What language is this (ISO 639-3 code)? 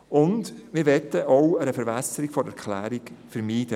gsw